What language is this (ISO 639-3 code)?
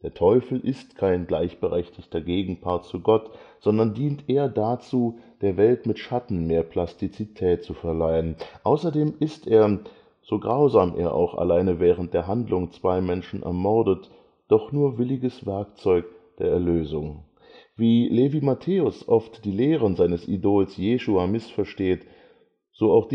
deu